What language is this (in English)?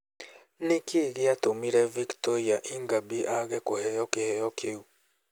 Kikuyu